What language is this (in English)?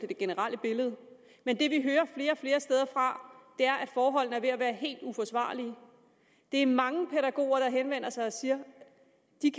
Danish